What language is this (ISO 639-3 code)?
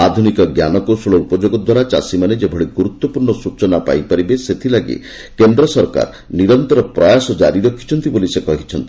ori